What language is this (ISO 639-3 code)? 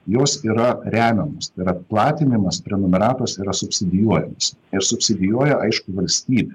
lit